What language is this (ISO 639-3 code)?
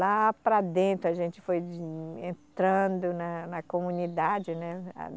por